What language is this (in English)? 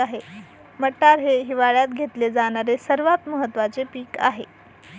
Marathi